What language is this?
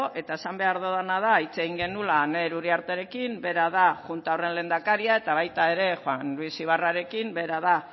Basque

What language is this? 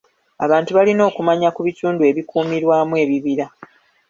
Ganda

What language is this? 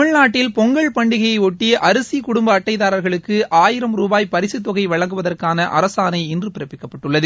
Tamil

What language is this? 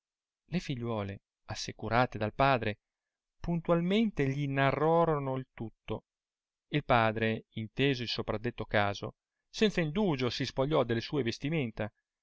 Italian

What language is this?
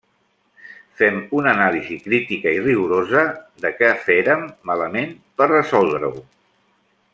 Catalan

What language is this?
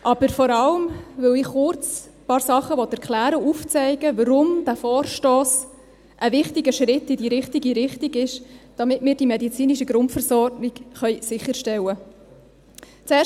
Swiss German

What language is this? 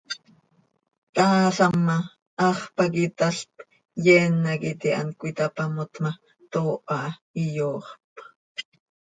Seri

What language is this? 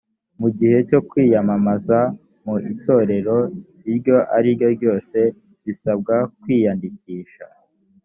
Kinyarwanda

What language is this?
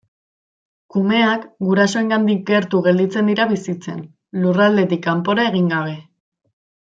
Basque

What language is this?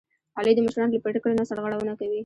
Pashto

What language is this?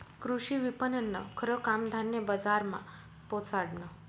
Marathi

